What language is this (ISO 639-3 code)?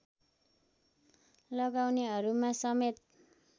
nep